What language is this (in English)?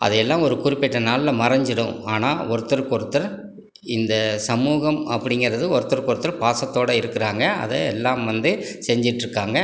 Tamil